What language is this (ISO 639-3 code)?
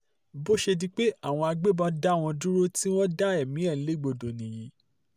yor